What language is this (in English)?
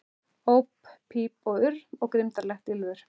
Icelandic